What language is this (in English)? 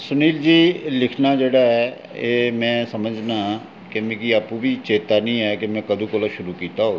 Dogri